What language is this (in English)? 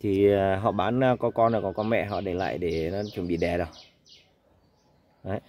Vietnamese